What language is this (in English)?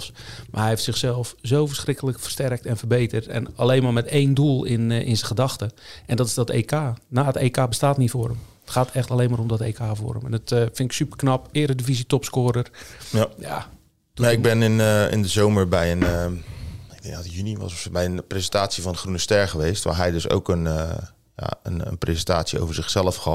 Dutch